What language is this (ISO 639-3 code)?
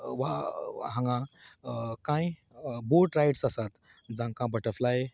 kok